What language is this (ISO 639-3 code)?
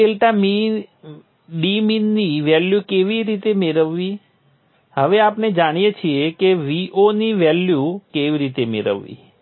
guj